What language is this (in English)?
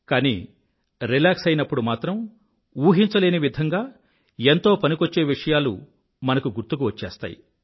Telugu